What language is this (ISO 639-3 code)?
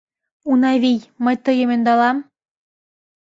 chm